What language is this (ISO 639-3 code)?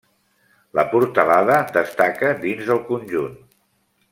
cat